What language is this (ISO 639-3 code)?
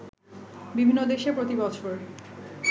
ben